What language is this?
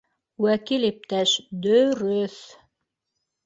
Bashkir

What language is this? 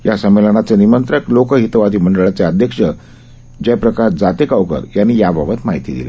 Marathi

